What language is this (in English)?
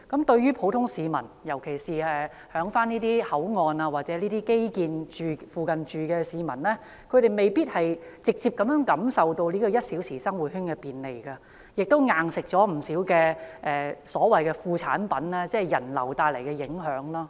Cantonese